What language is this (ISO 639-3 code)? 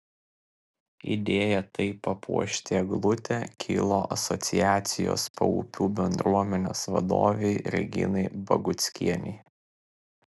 lit